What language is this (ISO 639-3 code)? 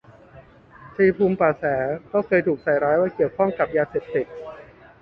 tha